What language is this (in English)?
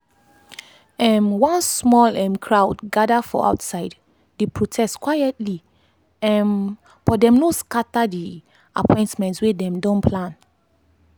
Nigerian Pidgin